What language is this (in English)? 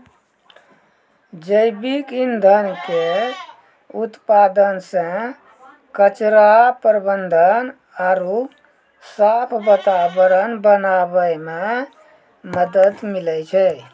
Maithili